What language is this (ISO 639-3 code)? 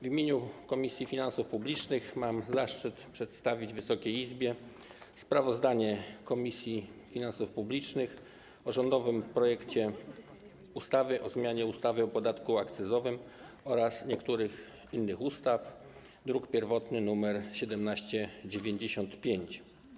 pol